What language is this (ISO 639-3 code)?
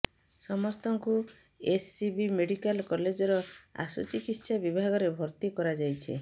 ori